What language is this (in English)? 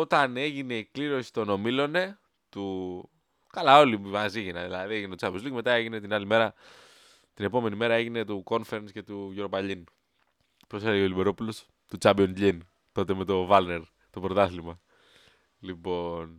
Greek